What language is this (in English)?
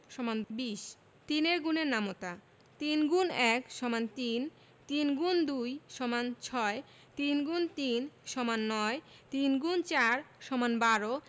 Bangla